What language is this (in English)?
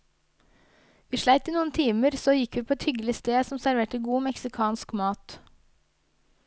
Norwegian